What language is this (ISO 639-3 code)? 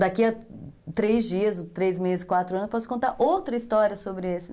por